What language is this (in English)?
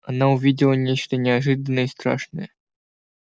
Russian